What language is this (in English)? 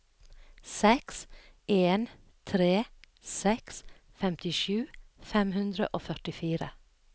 Norwegian